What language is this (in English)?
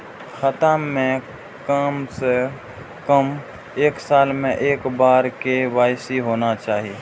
Maithili